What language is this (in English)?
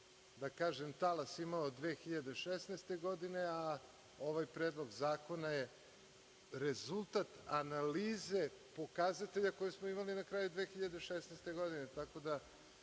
Serbian